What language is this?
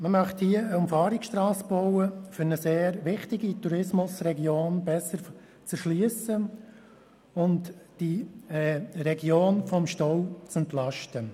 Swiss German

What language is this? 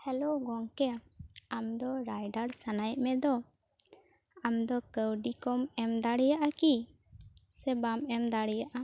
Santali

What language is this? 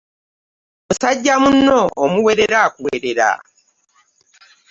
Ganda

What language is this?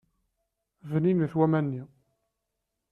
Kabyle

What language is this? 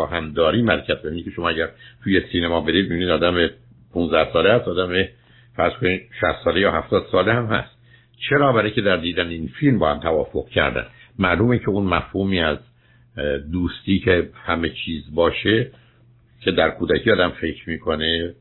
Persian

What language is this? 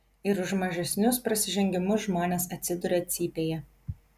Lithuanian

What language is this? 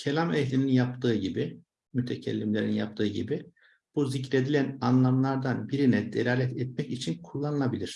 Turkish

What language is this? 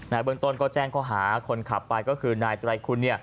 Thai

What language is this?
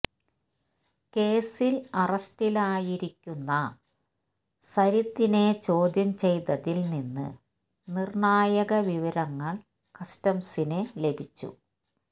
Malayalam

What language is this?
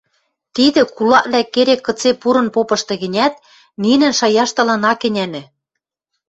Western Mari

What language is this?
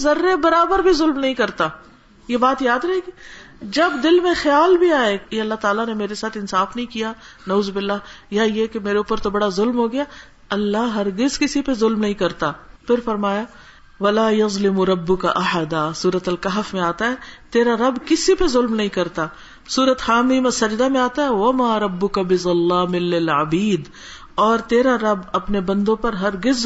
Urdu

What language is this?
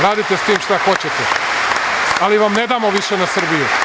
Serbian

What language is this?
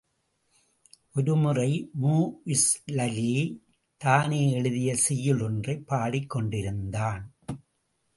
Tamil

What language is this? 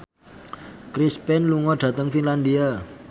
Javanese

